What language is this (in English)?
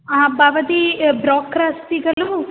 Sanskrit